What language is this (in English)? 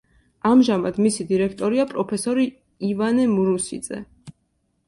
Georgian